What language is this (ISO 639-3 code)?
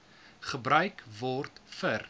afr